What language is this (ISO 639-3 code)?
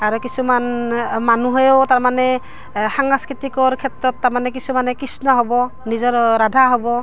asm